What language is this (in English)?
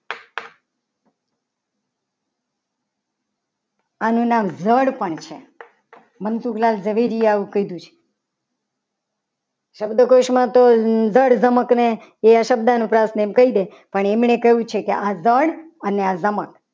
Gujarati